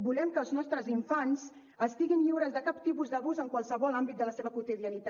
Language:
Catalan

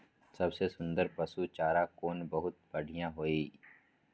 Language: Maithili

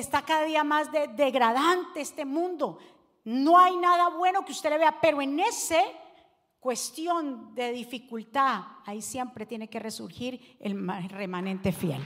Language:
Spanish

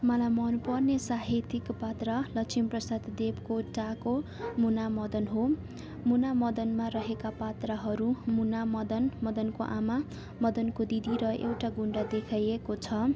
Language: Nepali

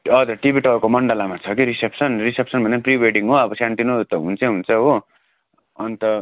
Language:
Nepali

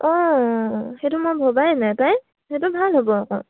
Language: Assamese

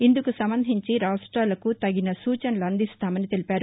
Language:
Telugu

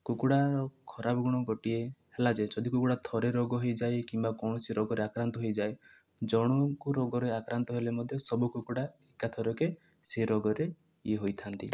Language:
Odia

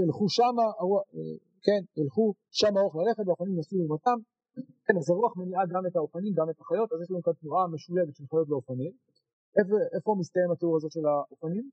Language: Hebrew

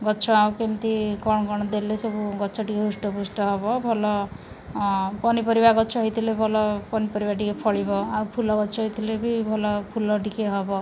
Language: Odia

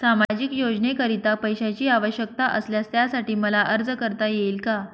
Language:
Marathi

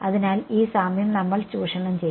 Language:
Malayalam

